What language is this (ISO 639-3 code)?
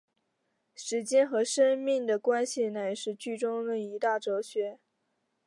zho